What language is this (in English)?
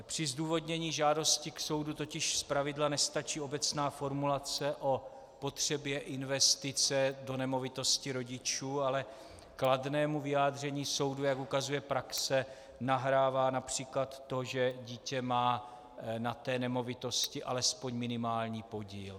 Czech